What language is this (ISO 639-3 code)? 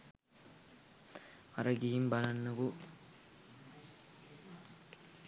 sin